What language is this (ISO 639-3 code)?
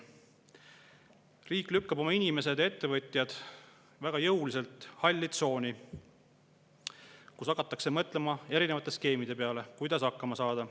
est